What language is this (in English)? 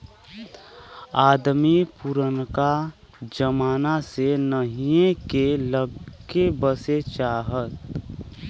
Bhojpuri